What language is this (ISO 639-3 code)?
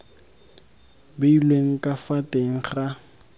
tsn